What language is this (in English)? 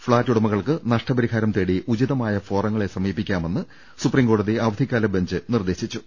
Malayalam